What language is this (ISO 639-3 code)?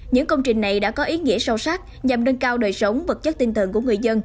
vie